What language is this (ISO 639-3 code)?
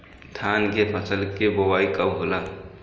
bho